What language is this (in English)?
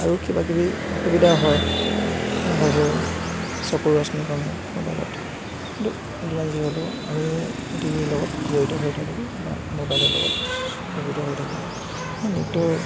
Assamese